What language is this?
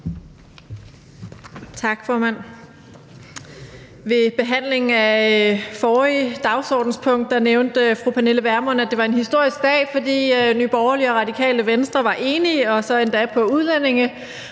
Danish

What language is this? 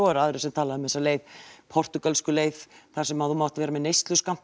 Icelandic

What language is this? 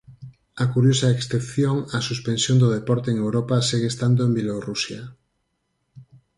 Galician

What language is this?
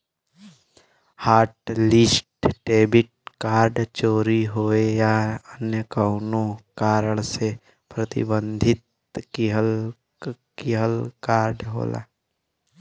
Bhojpuri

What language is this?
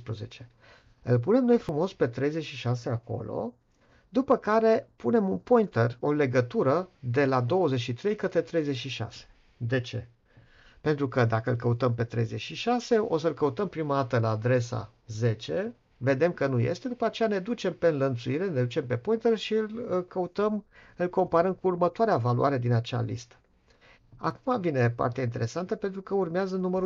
Romanian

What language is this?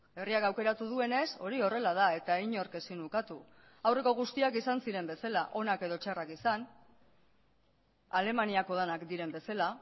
Basque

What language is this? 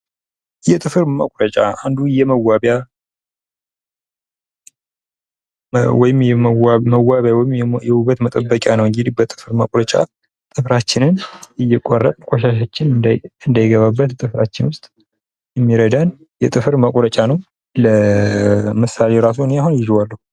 Amharic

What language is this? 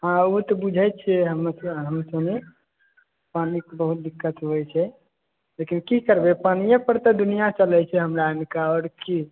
Maithili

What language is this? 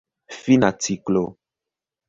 Esperanto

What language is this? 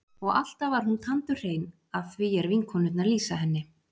Icelandic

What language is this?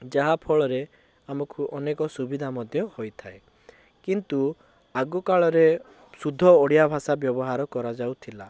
Odia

